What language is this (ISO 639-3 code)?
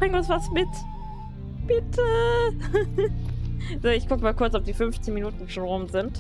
deu